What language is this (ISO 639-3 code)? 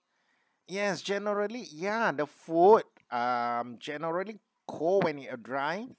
eng